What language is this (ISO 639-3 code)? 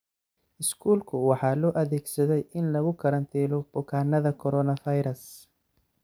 som